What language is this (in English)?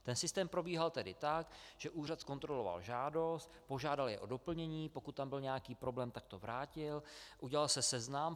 Czech